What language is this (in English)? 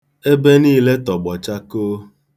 Igbo